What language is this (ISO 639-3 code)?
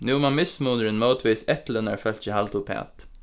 fao